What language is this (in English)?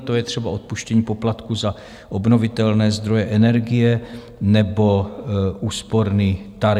Czech